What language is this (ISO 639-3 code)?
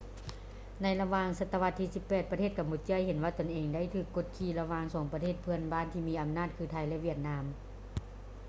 lao